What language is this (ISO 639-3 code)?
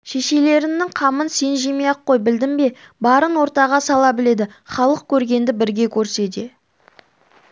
kaz